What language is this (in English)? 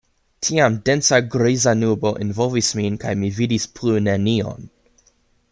Esperanto